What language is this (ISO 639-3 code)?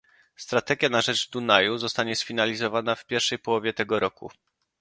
pol